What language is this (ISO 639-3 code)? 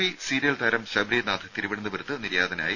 mal